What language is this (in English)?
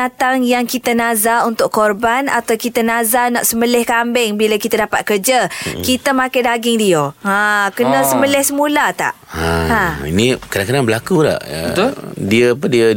Malay